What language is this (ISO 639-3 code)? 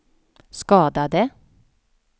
swe